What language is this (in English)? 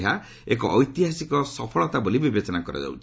Odia